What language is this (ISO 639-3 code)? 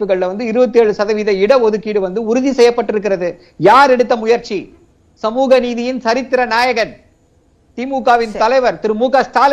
tam